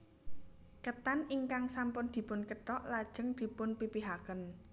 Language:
Javanese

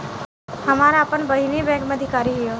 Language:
Bhojpuri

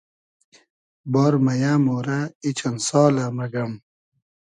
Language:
Hazaragi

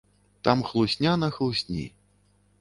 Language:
Belarusian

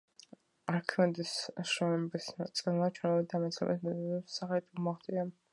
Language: Georgian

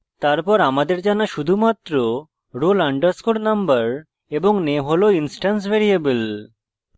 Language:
Bangla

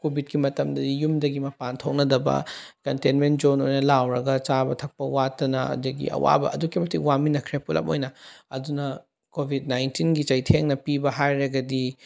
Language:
Manipuri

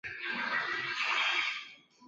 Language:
Chinese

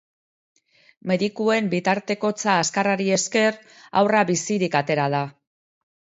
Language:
Basque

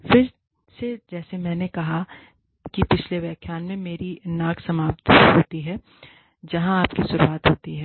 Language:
Hindi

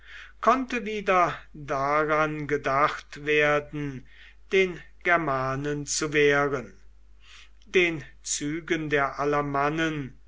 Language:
German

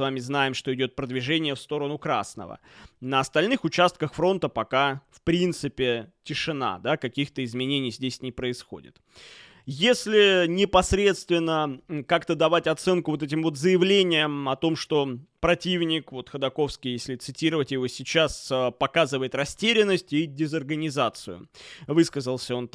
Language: Russian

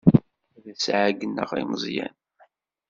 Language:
Kabyle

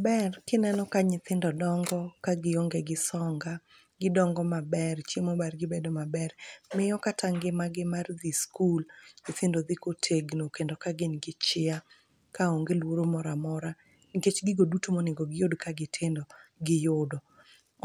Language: Luo (Kenya and Tanzania)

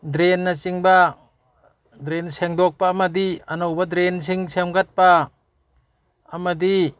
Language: Manipuri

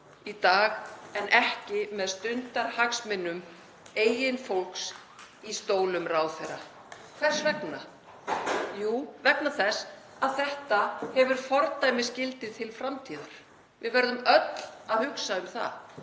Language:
Icelandic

